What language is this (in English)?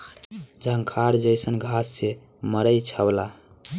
Bhojpuri